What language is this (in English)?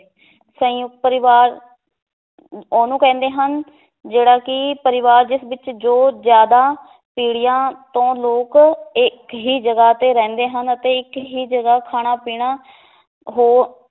Punjabi